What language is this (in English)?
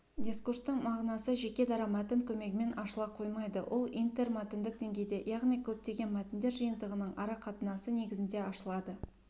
Kazakh